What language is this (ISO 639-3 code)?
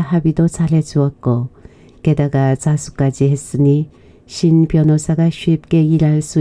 kor